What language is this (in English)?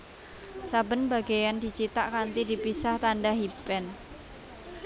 Javanese